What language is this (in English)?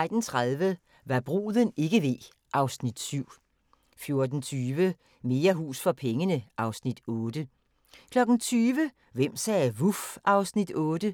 Danish